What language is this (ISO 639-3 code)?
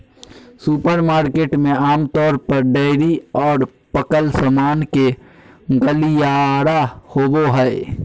mag